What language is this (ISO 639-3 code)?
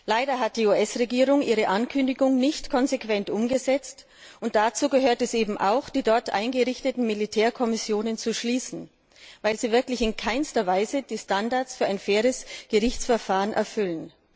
deu